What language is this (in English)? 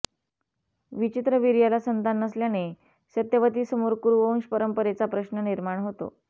Marathi